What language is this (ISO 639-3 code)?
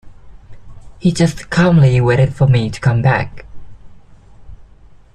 eng